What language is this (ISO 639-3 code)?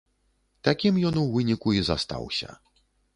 bel